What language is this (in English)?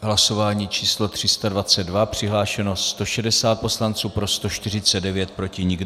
Czech